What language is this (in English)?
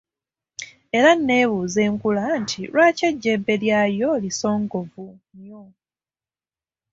Ganda